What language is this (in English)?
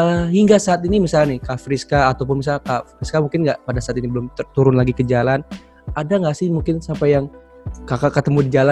Indonesian